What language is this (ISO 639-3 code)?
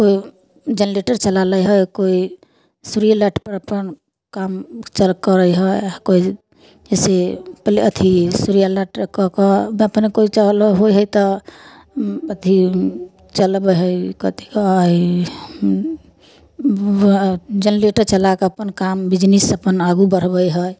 mai